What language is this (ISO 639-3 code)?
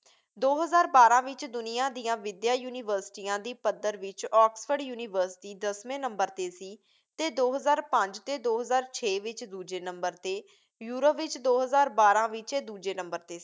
pan